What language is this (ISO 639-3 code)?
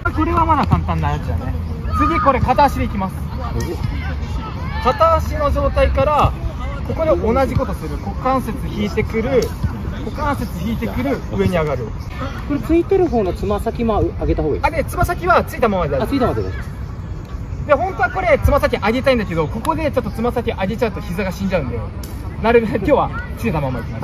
jpn